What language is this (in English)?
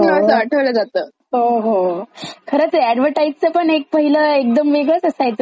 Marathi